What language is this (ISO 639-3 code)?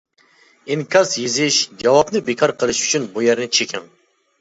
uig